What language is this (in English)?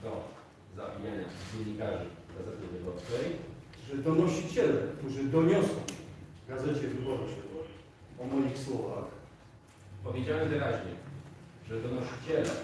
Polish